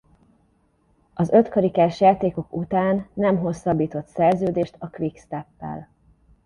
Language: Hungarian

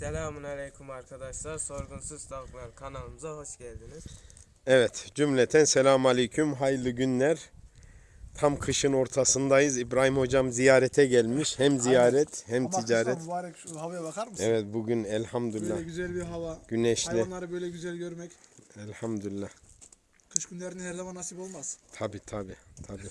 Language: Turkish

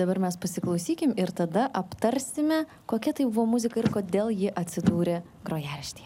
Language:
Lithuanian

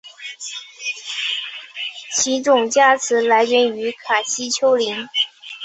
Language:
Chinese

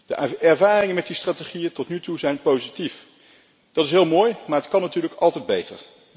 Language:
Dutch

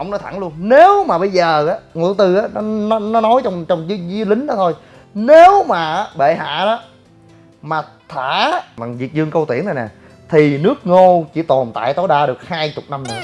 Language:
Vietnamese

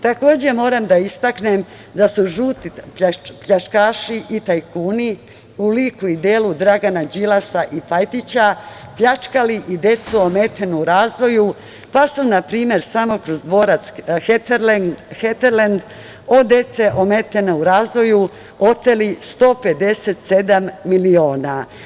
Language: Serbian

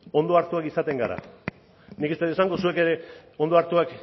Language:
Basque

